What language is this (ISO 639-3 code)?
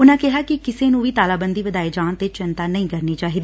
pan